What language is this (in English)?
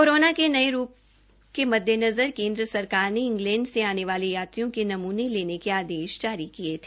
Hindi